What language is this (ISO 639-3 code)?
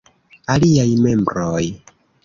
epo